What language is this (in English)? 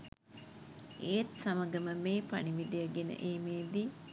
Sinhala